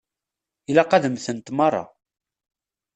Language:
Kabyle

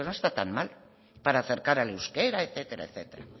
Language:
Spanish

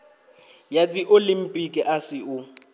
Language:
Venda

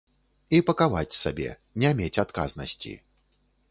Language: Belarusian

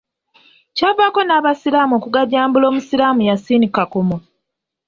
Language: Ganda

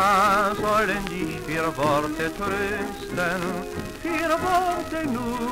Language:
Russian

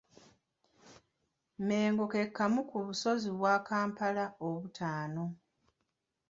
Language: Ganda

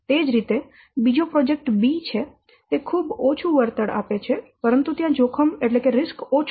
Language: Gujarati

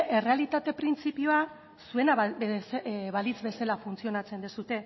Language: Basque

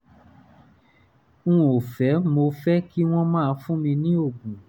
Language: Yoruba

